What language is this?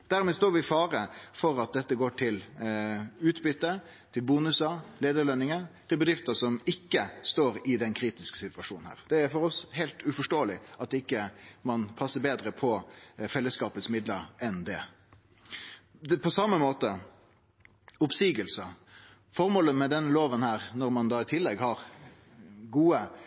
Norwegian Nynorsk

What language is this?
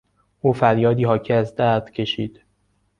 Persian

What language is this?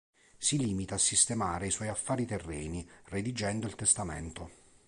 Italian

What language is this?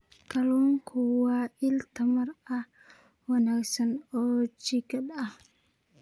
Somali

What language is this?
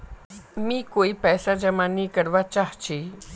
Magahi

